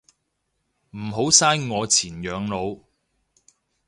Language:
Cantonese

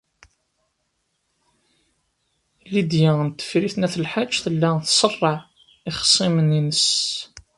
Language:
Kabyle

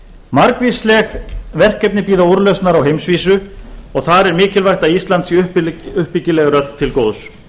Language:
Icelandic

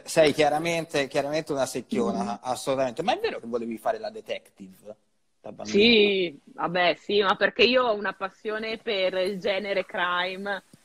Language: Italian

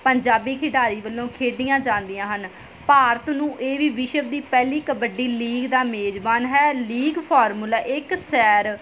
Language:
Punjabi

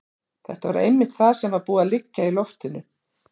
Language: Icelandic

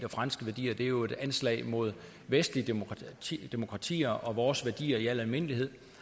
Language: Danish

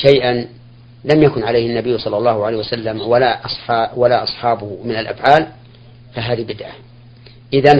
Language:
Arabic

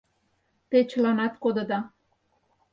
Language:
Mari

